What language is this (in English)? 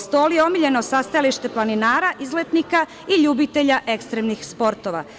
Serbian